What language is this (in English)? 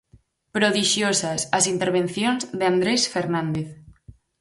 Galician